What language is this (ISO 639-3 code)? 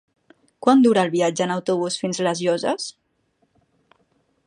cat